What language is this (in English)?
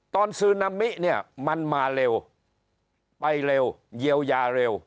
Thai